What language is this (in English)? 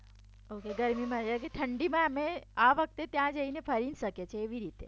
Gujarati